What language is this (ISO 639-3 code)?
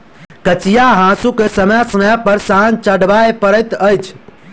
mai